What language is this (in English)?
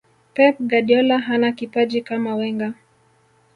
Swahili